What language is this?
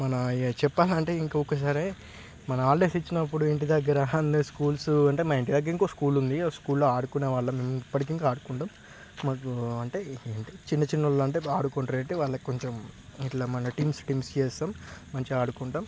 Telugu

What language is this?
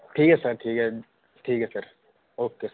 Dogri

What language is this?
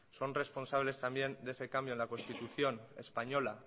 Spanish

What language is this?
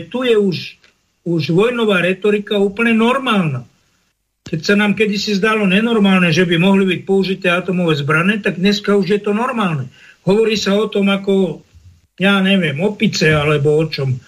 Slovak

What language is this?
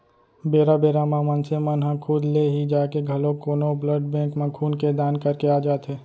Chhattisgarhi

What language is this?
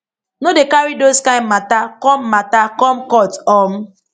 Nigerian Pidgin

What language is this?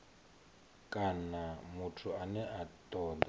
Venda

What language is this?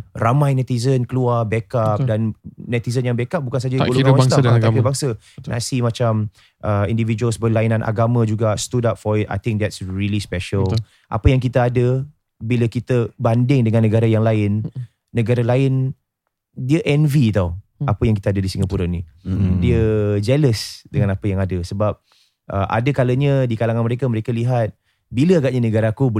Malay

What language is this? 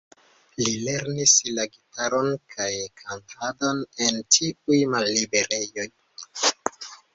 Esperanto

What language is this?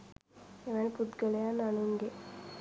Sinhala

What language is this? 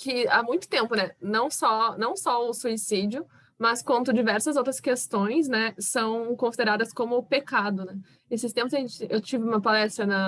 Portuguese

